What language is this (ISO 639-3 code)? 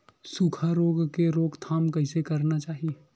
hne